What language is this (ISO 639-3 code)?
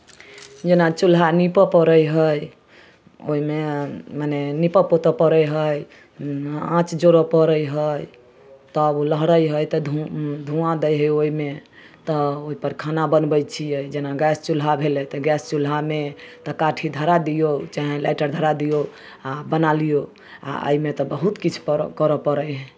mai